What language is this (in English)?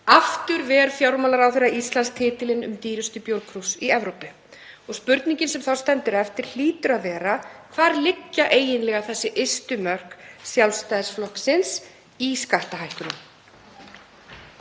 Icelandic